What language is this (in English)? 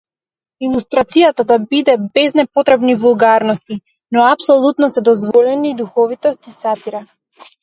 Macedonian